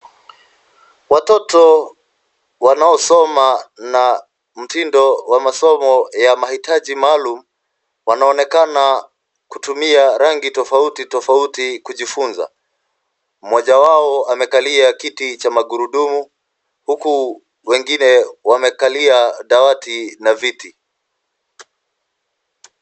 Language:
Swahili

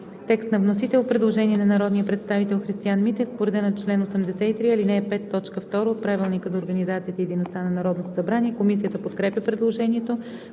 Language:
Bulgarian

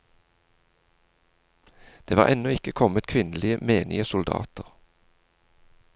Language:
Norwegian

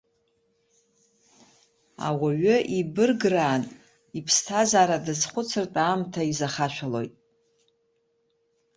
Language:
Abkhazian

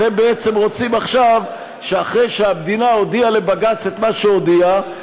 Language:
Hebrew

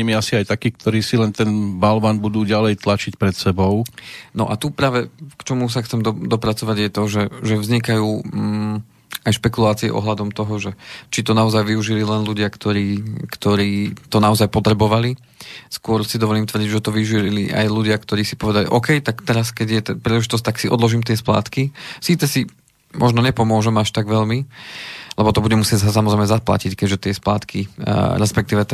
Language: Slovak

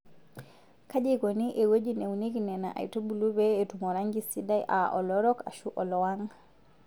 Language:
Masai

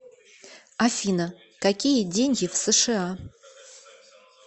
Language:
Russian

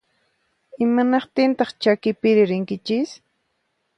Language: Puno Quechua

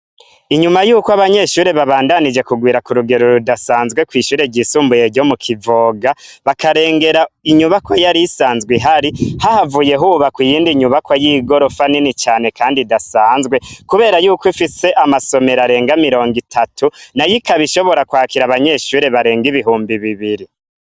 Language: Rundi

